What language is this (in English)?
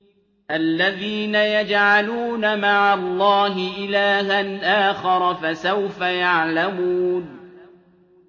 Arabic